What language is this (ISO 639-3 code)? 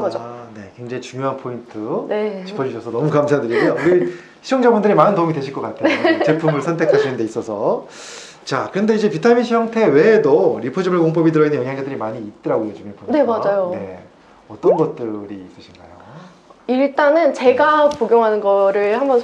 kor